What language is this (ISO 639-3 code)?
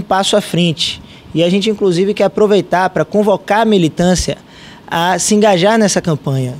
por